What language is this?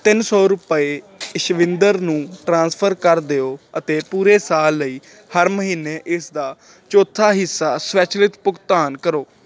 Punjabi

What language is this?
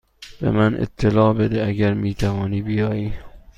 Persian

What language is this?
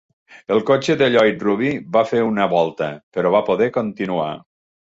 Catalan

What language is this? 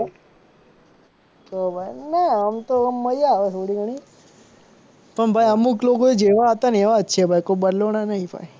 Gujarati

